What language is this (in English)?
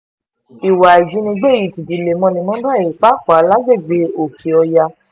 Yoruba